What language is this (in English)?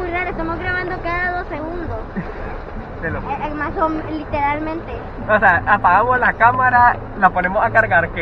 Spanish